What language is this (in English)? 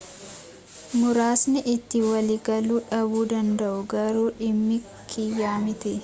Oromo